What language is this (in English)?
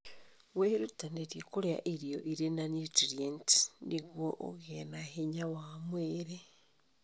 Kikuyu